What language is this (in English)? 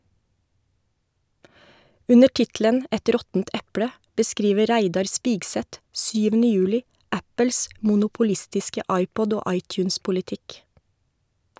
Norwegian